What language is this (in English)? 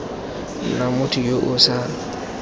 Tswana